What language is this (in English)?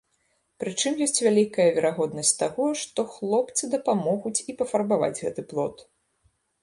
Belarusian